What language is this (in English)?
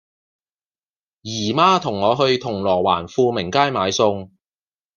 Cantonese